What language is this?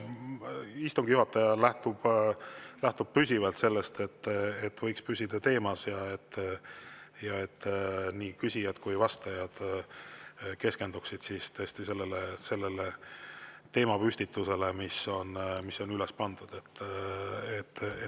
Estonian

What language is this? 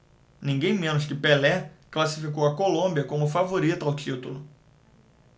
Portuguese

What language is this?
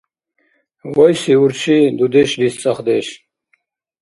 Dargwa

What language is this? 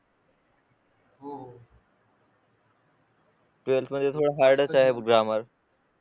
Marathi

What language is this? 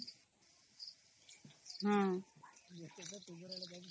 Odia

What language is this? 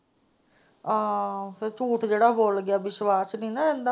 Punjabi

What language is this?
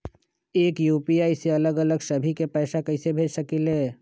Magahi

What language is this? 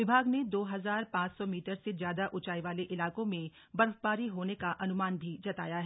Hindi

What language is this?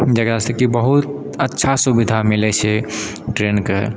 Maithili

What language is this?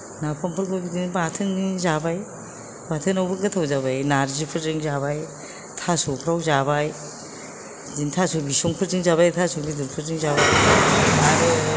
Bodo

